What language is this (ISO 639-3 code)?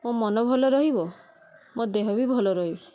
ori